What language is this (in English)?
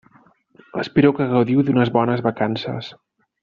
Catalan